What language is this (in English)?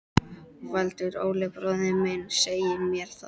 Icelandic